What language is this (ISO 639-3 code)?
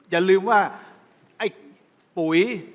tha